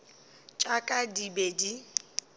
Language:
Northern Sotho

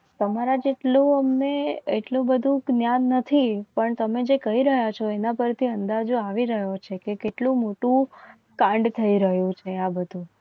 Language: Gujarati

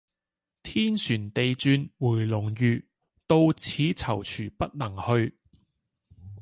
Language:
Cantonese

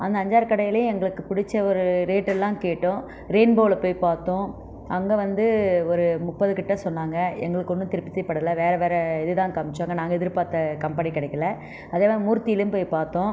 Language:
Tamil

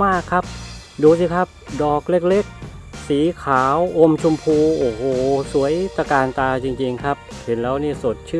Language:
Thai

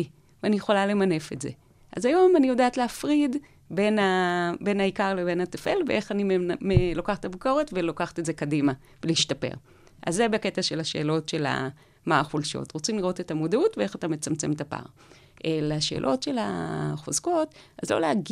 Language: Hebrew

